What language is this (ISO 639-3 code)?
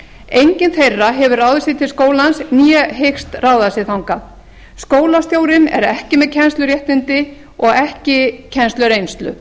isl